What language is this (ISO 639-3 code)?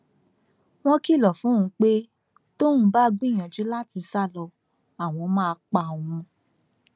yor